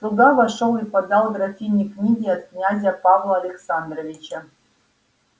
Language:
Russian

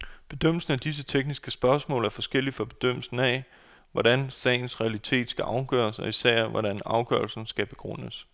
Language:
Danish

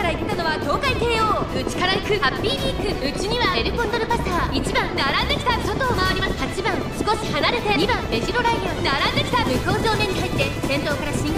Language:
Japanese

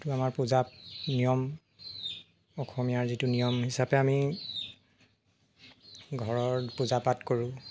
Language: Assamese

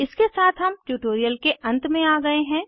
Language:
Hindi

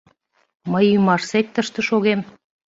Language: Mari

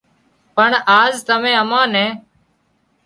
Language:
Wadiyara Koli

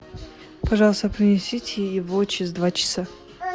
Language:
Russian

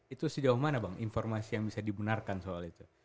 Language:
Indonesian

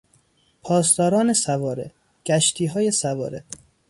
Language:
Persian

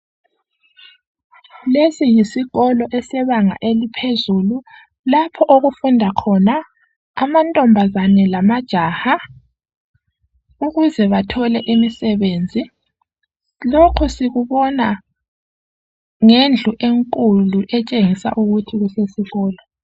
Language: North Ndebele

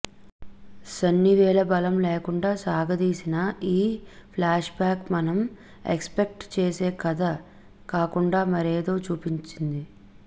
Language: Telugu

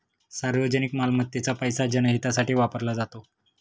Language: Marathi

